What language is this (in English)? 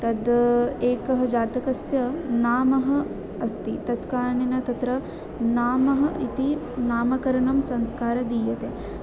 Sanskrit